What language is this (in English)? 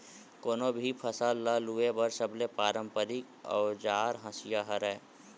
Chhattisgarhi